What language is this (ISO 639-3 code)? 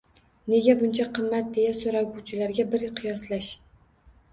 uzb